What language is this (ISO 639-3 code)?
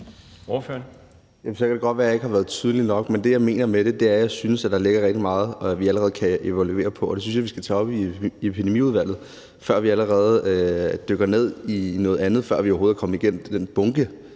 dan